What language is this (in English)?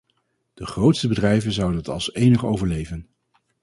Dutch